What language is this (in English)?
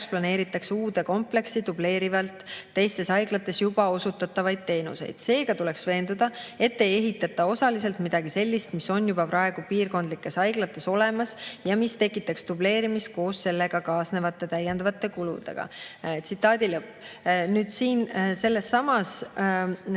Estonian